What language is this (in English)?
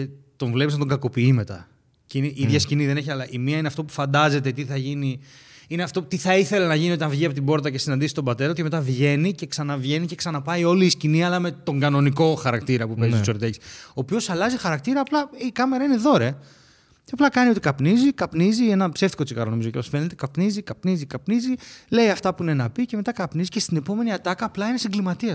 Greek